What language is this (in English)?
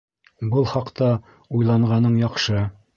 Bashkir